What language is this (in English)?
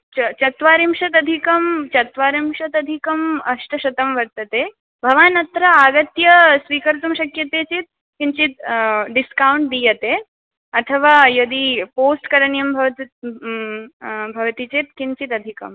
Sanskrit